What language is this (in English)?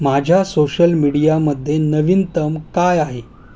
Marathi